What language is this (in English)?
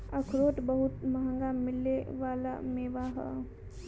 Bhojpuri